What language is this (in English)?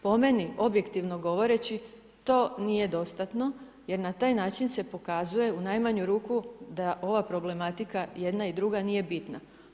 Croatian